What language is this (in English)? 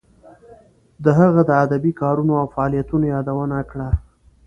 Pashto